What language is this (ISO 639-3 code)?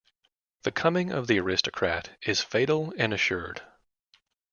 eng